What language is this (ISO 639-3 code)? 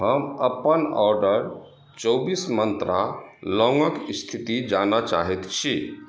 mai